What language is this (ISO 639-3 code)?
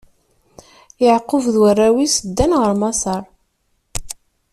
kab